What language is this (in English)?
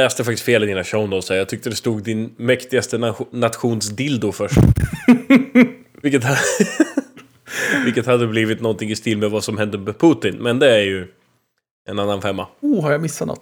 Swedish